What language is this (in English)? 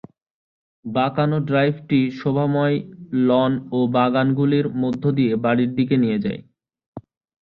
Bangla